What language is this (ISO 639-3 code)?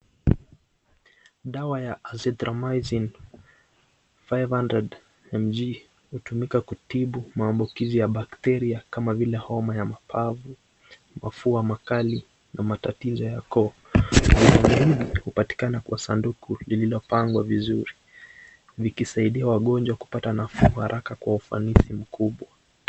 swa